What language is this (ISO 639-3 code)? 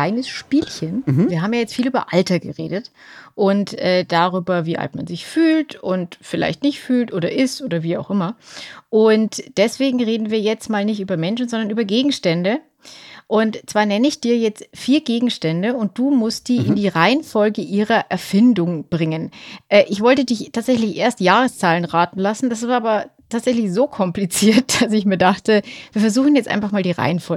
deu